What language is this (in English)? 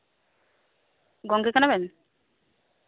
Santali